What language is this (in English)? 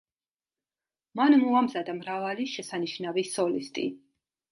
Georgian